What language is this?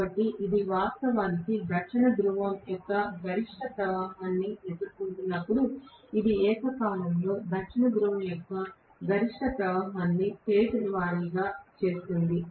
Telugu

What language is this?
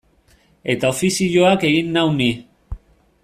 Basque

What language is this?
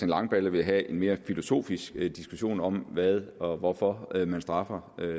Danish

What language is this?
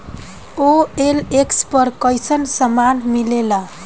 Bhojpuri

